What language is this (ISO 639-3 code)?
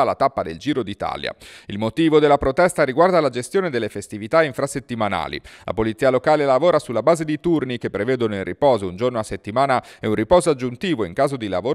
ita